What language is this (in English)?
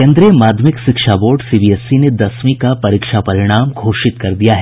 Hindi